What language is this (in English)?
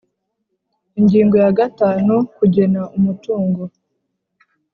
Kinyarwanda